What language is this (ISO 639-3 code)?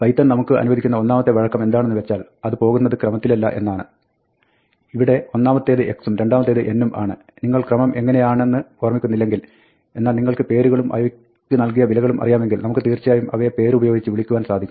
mal